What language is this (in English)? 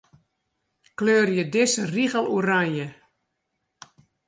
Western Frisian